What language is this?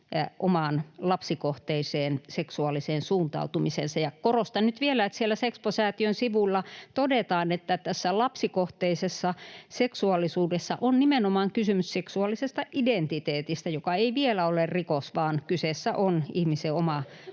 Finnish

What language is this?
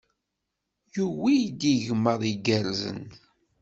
Kabyle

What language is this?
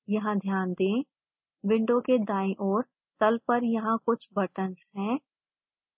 Hindi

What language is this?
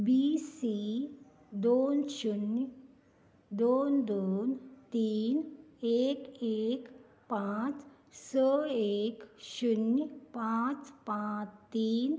Konkani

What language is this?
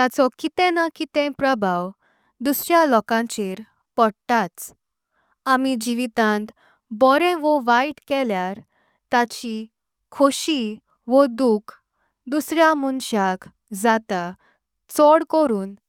Konkani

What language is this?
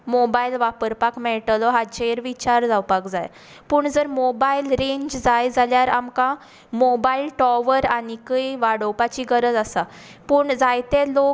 Konkani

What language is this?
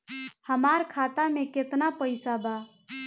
Bhojpuri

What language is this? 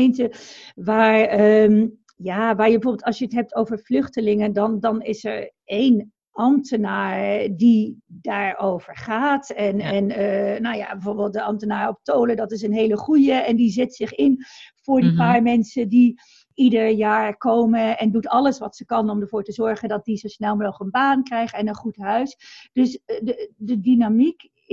Dutch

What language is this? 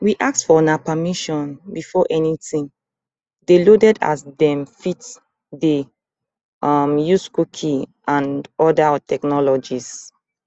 Nigerian Pidgin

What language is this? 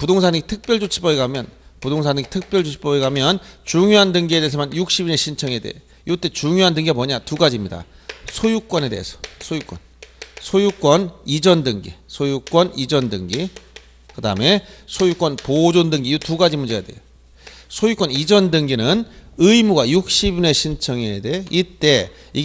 Korean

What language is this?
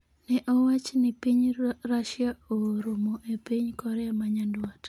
Luo (Kenya and Tanzania)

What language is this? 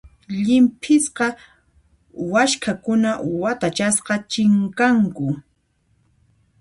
Puno Quechua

